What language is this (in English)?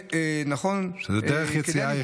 Hebrew